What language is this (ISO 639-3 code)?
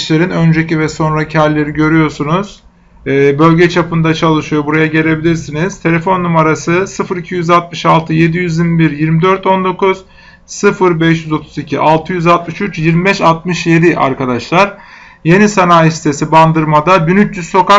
tur